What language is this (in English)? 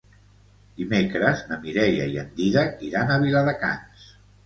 Catalan